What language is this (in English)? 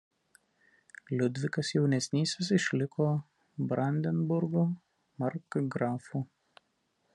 Lithuanian